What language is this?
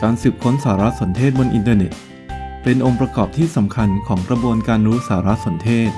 Thai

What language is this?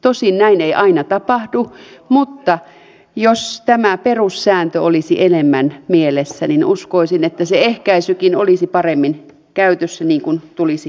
Finnish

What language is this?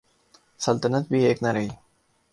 Urdu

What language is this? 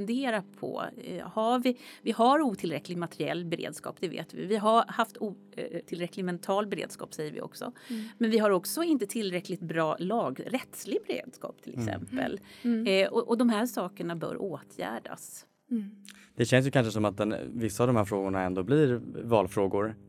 Swedish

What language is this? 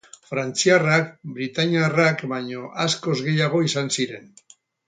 Basque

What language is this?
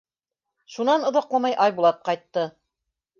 Bashkir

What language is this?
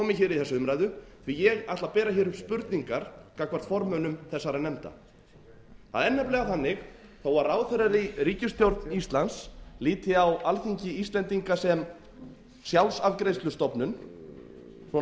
Icelandic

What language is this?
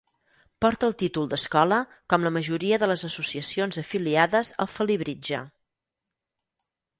Catalan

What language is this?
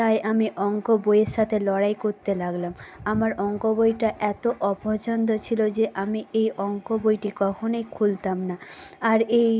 Bangla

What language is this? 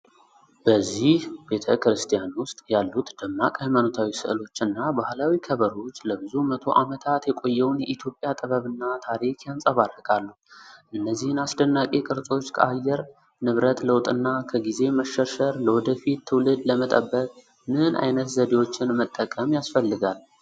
Amharic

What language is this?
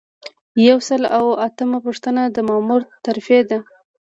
Pashto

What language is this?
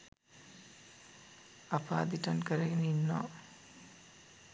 Sinhala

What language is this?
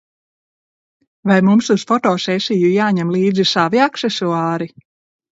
Latvian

